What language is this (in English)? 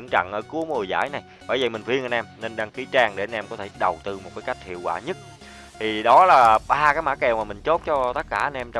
Vietnamese